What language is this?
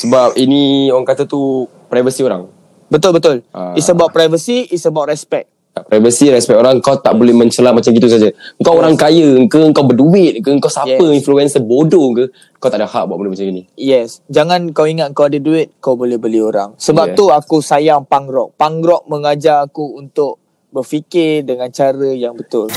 Malay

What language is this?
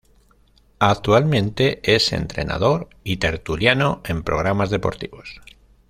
Spanish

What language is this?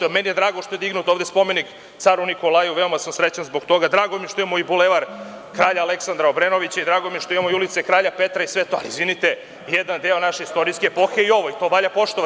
Serbian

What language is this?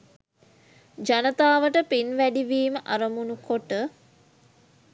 Sinhala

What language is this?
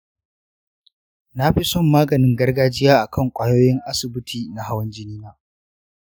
Hausa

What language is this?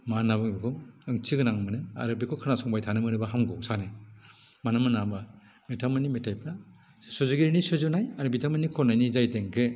Bodo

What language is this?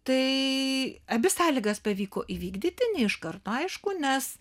Lithuanian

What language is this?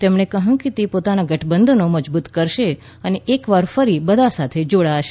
Gujarati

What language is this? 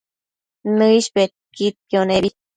Matsés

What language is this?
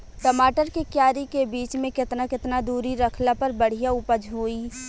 Bhojpuri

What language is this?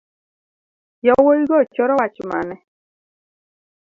Luo (Kenya and Tanzania)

